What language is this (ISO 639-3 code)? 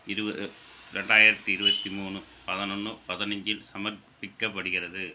tam